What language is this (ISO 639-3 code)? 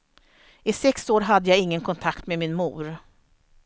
swe